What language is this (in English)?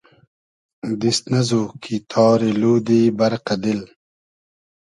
Hazaragi